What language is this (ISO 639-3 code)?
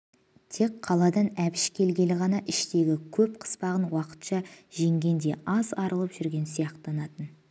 kaz